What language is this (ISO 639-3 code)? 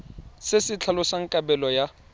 tsn